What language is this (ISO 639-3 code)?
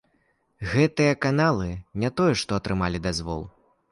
bel